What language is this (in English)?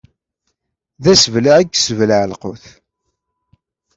Kabyle